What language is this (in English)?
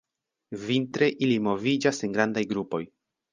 Esperanto